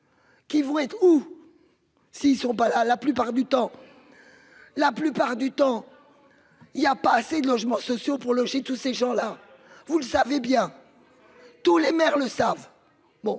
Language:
French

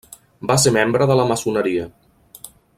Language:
Catalan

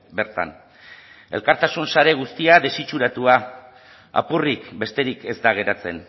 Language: Basque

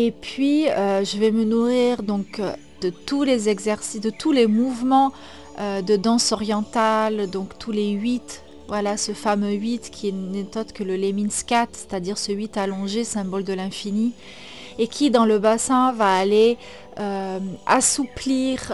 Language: French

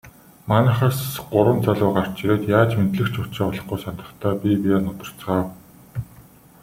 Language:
Mongolian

